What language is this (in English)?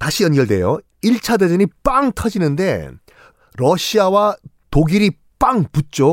Korean